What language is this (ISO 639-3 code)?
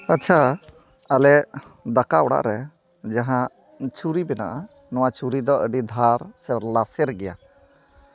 sat